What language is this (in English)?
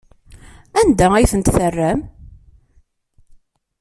Kabyle